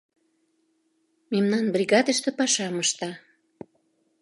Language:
Mari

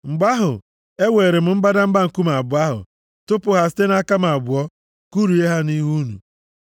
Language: Igbo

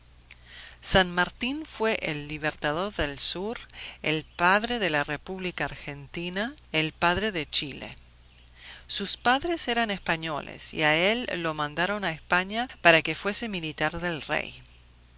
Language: Spanish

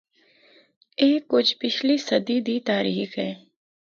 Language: Northern Hindko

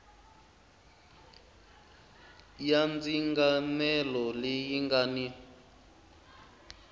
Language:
Tsonga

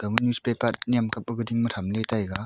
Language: Wancho Naga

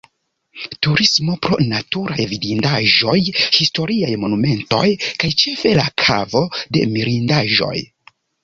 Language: Esperanto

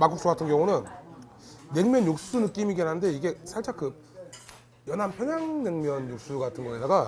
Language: Korean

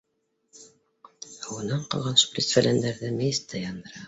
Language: Bashkir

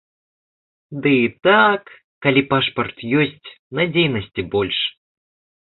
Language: Belarusian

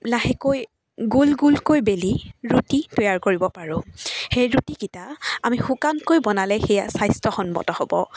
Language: Assamese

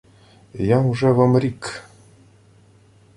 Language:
Ukrainian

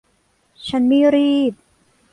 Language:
Thai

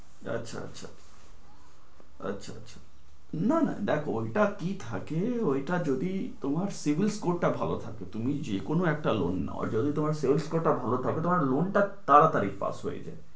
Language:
Bangla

